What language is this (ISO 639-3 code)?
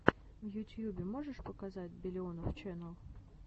rus